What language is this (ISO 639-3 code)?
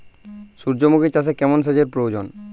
ben